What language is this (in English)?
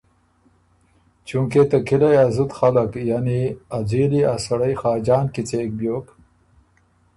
Ormuri